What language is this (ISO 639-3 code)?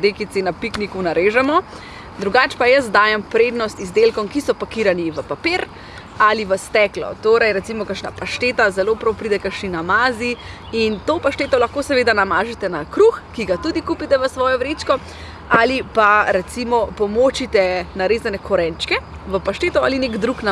slv